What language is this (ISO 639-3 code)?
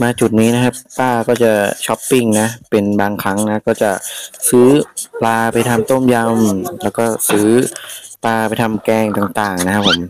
tha